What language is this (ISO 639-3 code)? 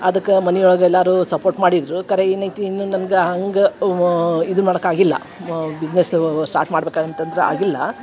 kan